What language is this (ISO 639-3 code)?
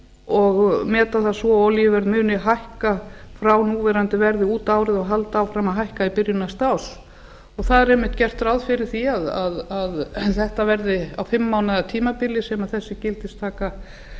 isl